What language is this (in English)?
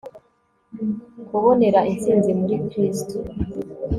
Kinyarwanda